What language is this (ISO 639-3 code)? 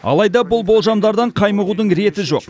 kaz